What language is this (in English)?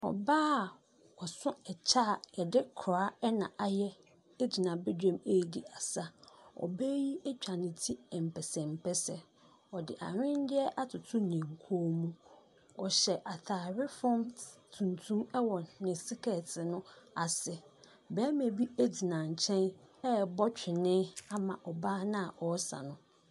Akan